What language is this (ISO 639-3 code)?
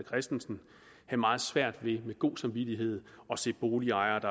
dan